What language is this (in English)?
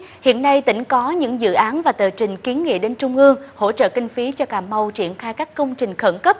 Vietnamese